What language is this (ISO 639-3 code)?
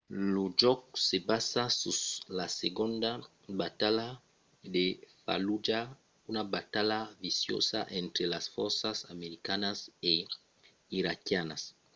oci